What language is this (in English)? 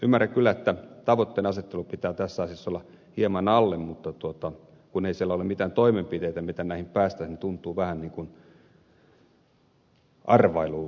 Finnish